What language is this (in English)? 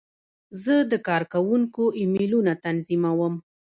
Pashto